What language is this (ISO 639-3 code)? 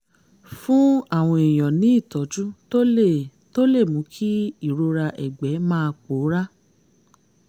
yor